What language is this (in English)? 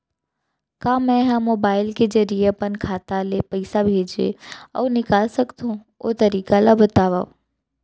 Chhattisgarhi